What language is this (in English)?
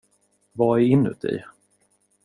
Swedish